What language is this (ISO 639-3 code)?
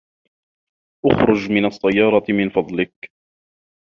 ara